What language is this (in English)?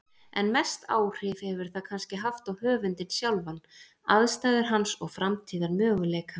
Icelandic